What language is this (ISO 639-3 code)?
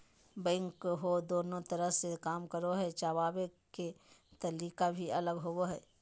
mag